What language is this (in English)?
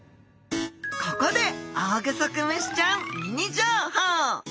Japanese